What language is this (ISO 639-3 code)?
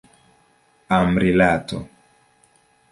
epo